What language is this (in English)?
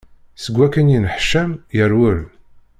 Kabyle